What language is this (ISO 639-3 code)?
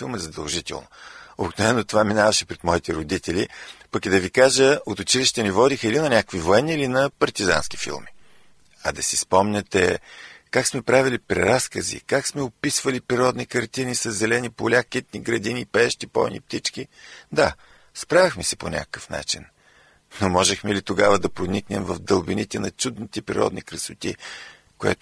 bul